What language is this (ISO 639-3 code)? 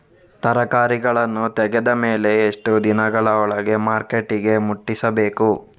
kan